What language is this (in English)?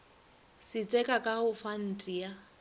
Northern Sotho